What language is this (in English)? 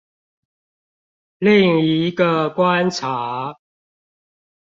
Chinese